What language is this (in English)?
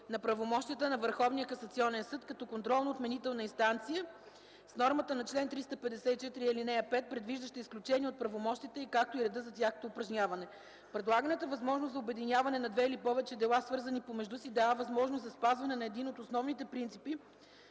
Bulgarian